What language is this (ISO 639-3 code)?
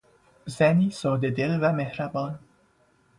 fas